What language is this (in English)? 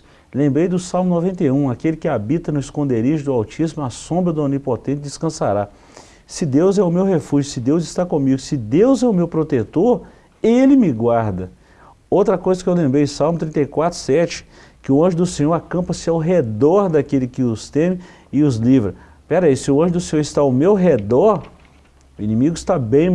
Portuguese